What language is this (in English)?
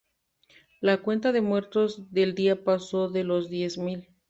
Spanish